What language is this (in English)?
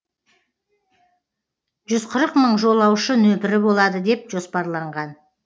Kazakh